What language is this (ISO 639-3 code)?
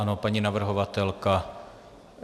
ces